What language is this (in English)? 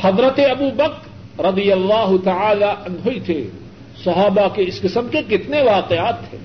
Urdu